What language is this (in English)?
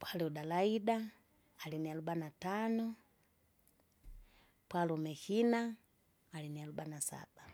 Kinga